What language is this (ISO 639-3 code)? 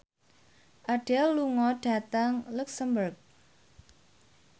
jav